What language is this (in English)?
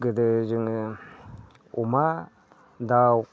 Bodo